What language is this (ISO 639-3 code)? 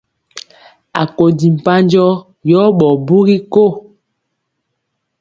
mcx